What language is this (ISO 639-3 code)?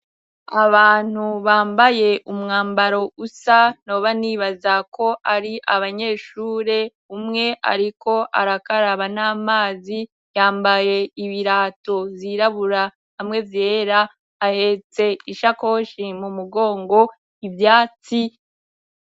run